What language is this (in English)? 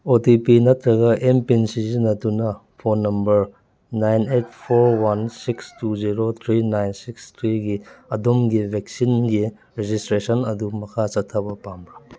Manipuri